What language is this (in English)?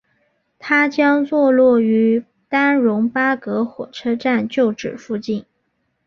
Chinese